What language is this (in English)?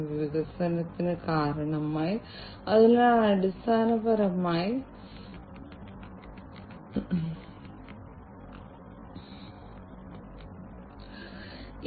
Malayalam